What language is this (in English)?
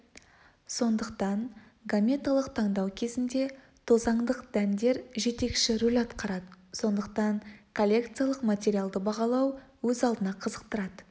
Kazakh